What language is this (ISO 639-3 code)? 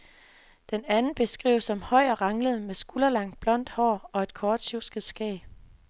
dan